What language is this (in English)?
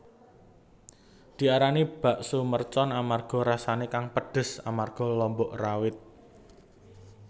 Javanese